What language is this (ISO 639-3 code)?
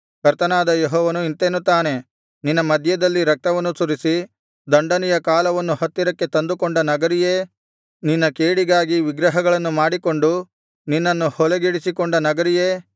kan